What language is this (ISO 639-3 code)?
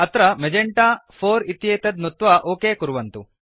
san